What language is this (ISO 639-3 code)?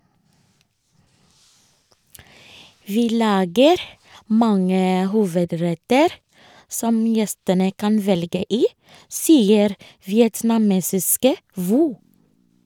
nor